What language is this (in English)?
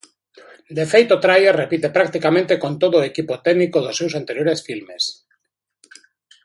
Galician